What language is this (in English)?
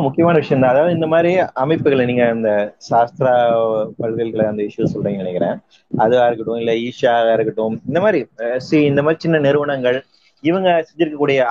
Tamil